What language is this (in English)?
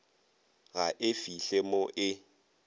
Northern Sotho